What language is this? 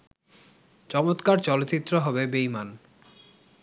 Bangla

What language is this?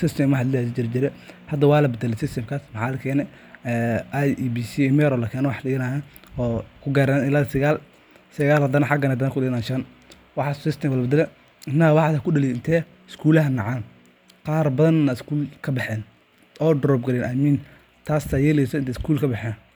Somali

